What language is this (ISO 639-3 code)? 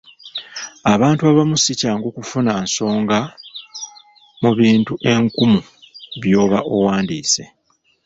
lug